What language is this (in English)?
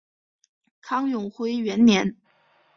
Chinese